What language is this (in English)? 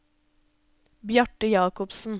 Norwegian